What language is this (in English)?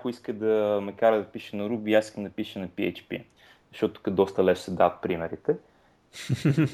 Bulgarian